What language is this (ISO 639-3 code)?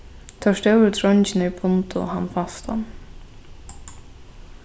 fao